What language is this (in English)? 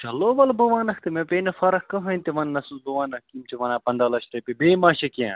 Kashmiri